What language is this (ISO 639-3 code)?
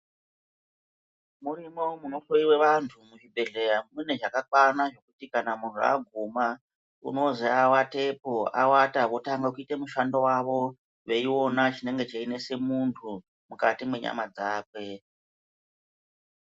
ndc